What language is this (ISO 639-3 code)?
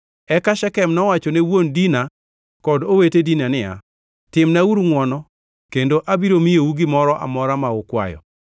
luo